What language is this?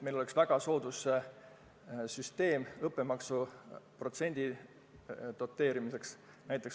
Estonian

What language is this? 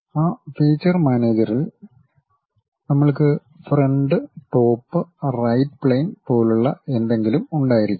Malayalam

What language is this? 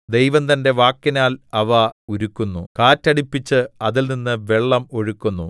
Malayalam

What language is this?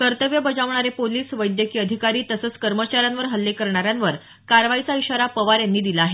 Marathi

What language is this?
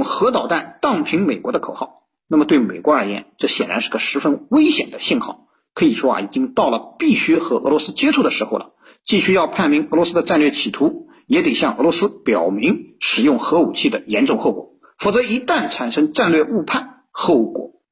Chinese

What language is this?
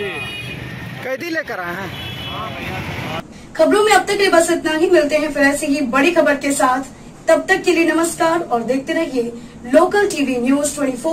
Hindi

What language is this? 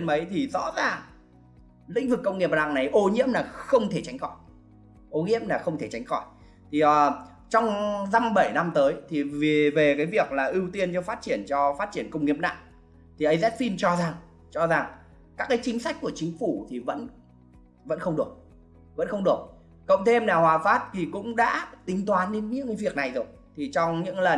Vietnamese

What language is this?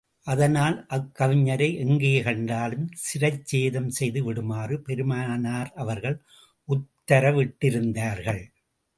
Tamil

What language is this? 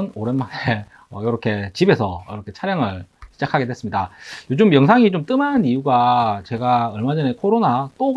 Korean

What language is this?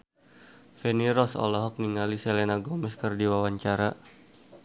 Sundanese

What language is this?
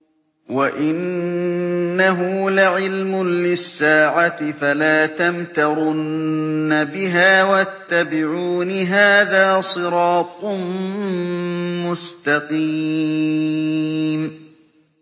Arabic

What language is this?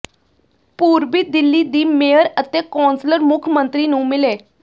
Punjabi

